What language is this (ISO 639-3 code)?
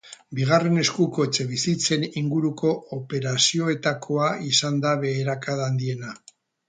eus